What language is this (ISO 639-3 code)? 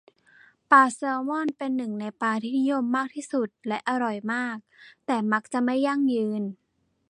tha